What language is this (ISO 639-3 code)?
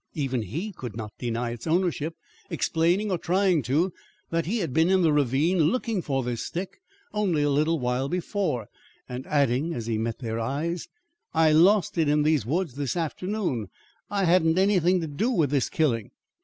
eng